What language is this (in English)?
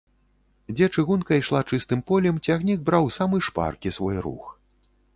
Belarusian